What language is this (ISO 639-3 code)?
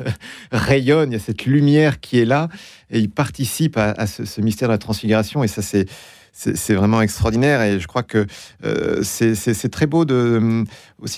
fra